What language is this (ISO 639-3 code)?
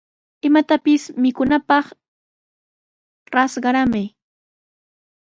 qws